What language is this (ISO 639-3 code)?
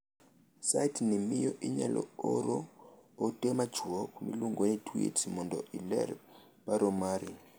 luo